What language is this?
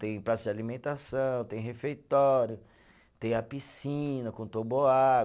Portuguese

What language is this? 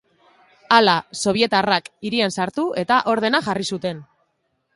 Basque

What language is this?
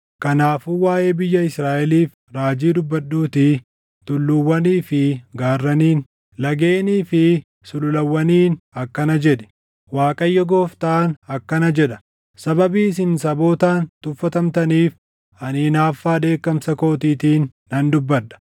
Oromo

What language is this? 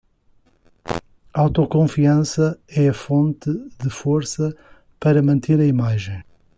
Portuguese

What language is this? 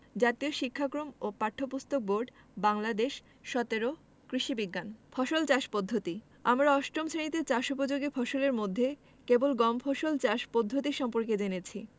Bangla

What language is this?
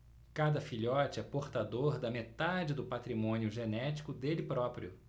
Portuguese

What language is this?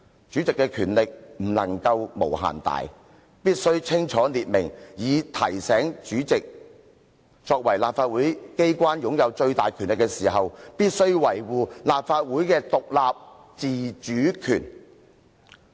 Cantonese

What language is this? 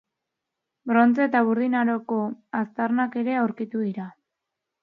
Basque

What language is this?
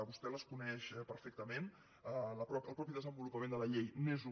Catalan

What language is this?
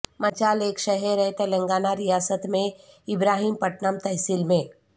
Urdu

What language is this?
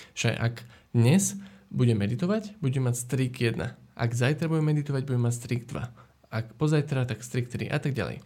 Slovak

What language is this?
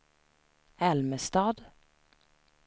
Swedish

